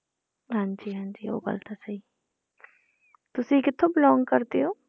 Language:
Punjabi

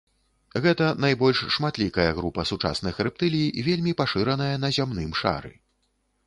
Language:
Belarusian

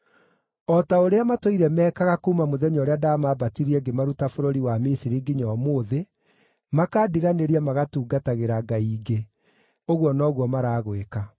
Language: Kikuyu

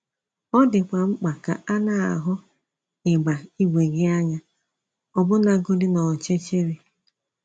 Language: Igbo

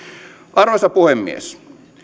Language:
Finnish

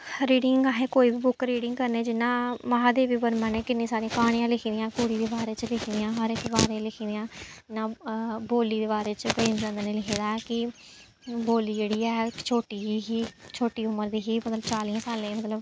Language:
Dogri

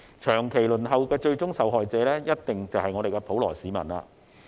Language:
Cantonese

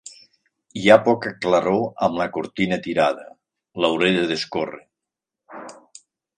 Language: Catalan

